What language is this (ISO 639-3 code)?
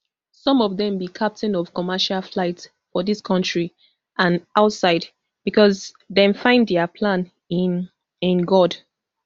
pcm